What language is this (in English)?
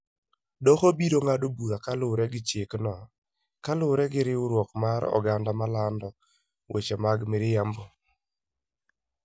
Luo (Kenya and Tanzania)